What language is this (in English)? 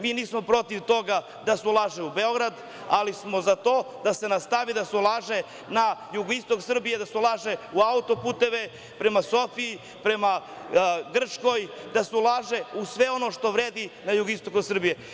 Serbian